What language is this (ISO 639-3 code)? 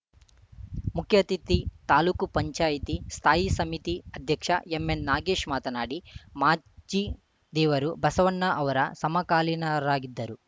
kan